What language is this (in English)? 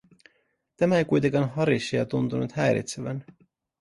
Finnish